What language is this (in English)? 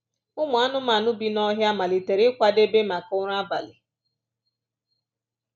Igbo